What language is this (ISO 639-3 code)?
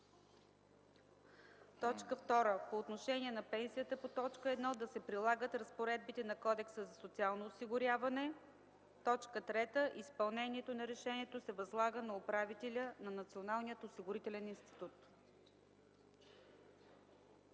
bul